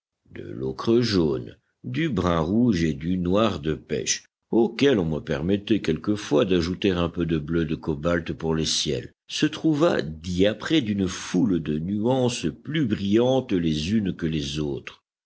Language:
French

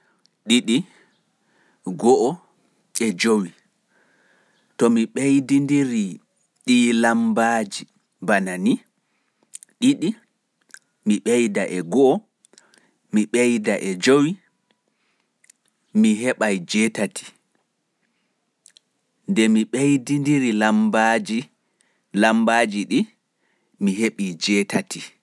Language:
Pular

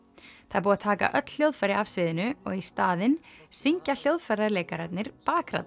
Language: Icelandic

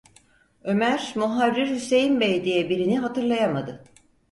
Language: Turkish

